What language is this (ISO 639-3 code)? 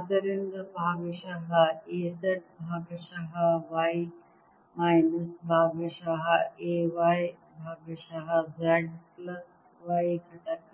kan